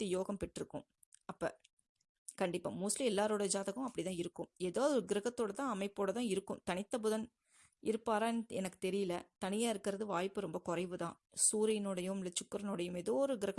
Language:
Tamil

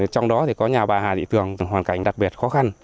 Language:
Vietnamese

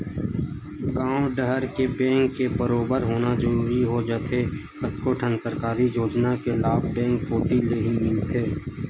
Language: Chhattisgarhi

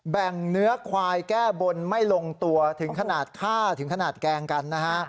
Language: Thai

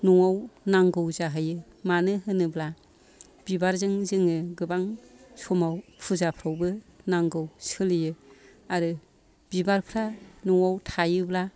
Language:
Bodo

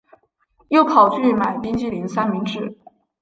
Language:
Chinese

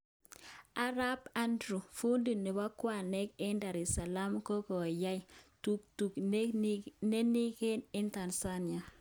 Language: Kalenjin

